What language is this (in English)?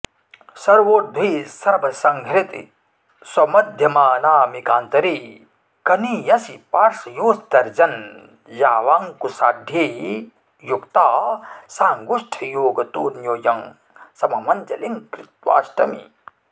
Sanskrit